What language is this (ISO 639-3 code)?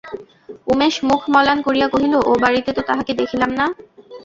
ben